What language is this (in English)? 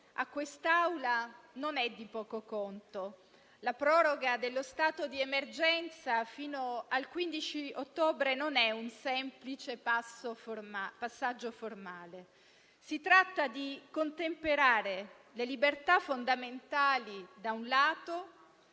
Italian